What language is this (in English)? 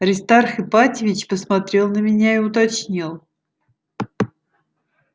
Russian